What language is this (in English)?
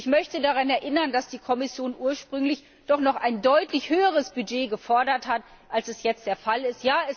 German